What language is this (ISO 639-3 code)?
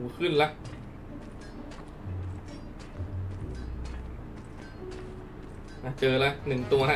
tha